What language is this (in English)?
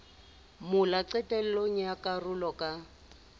Southern Sotho